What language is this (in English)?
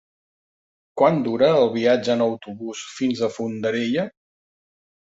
Catalan